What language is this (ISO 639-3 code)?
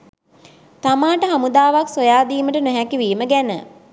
sin